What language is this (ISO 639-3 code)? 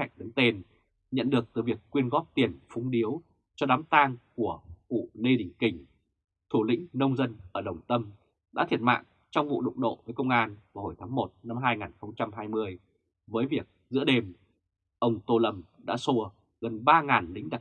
vie